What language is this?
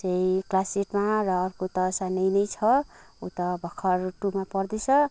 Nepali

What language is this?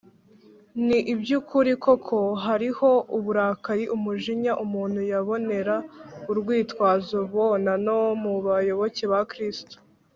Kinyarwanda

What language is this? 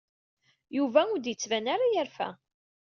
Kabyle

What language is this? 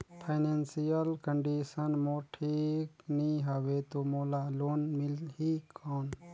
Chhattisgarhi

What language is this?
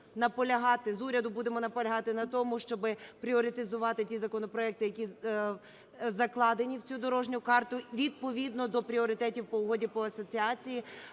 Ukrainian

